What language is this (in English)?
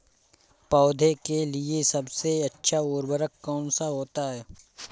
Hindi